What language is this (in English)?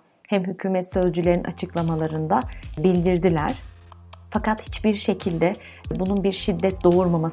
Turkish